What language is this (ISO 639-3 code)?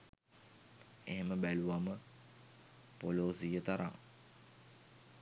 sin